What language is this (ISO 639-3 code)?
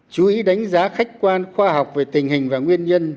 vie